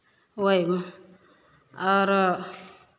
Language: Maithili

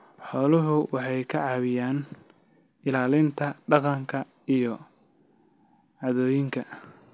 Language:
Somali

